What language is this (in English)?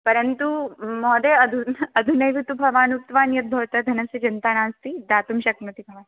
Sanskrit